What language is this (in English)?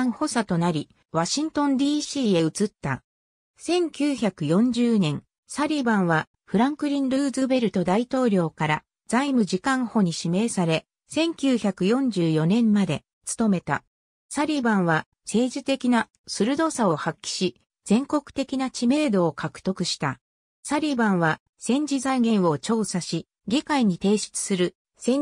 Japanese